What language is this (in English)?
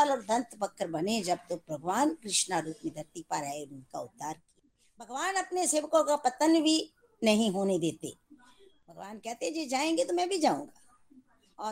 Hindi